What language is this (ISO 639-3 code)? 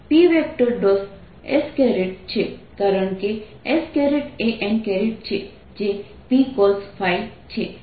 guj